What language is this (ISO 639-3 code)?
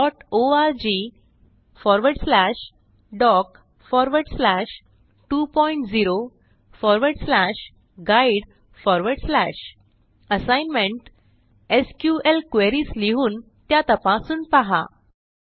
mar